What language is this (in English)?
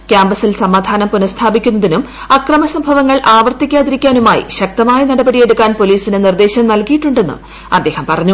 Malayalam